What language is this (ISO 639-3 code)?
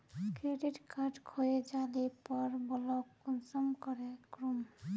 mag